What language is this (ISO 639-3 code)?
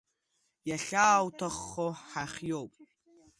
abk